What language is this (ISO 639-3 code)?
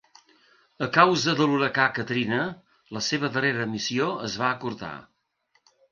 cat